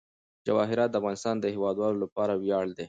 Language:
Pashto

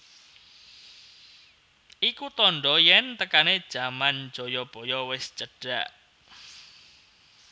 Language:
Javanese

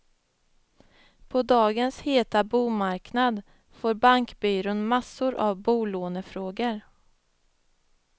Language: Swedish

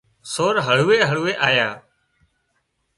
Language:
Wadiyara Koli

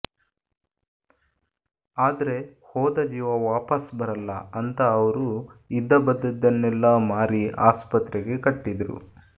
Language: Kannada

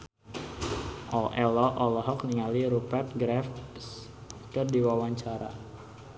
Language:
Sundanese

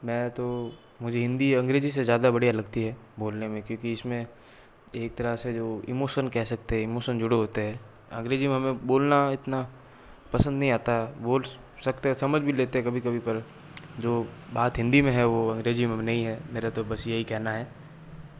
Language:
Hindi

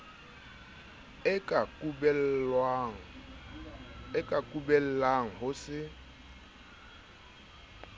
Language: Southern Sotho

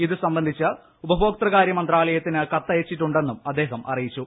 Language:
Malayalam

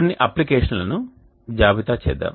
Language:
Telugu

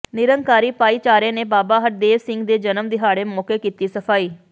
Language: Punjabi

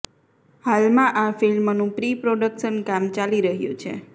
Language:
Gujarati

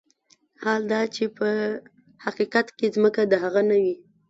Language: Pashto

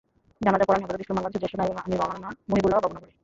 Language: Bangla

